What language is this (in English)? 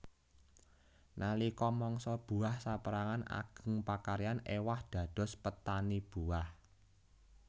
Javanese